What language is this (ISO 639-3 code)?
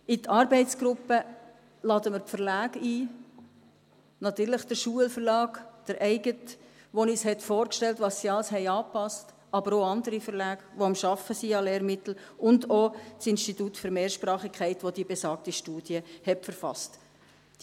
gsw